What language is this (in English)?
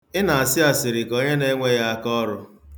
Igbo